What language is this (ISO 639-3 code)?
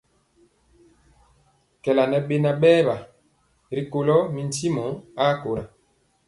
mcx